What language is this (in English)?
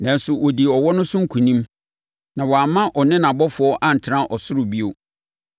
Akan